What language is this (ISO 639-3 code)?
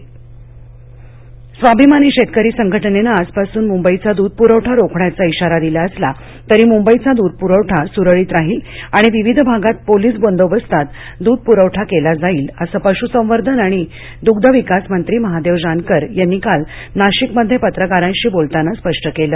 mar